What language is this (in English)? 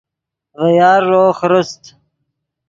Yidgha